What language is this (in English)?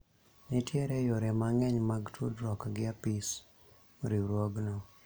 Luo (Kenya and Tanzania)